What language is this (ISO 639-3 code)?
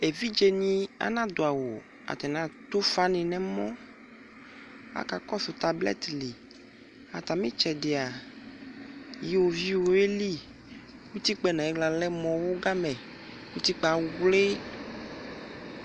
kpo